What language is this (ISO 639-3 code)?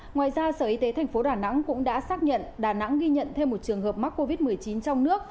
vie